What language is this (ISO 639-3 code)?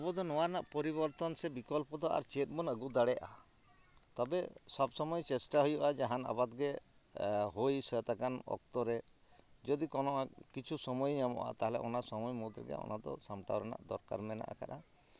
sat